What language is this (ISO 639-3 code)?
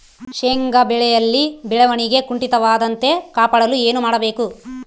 kan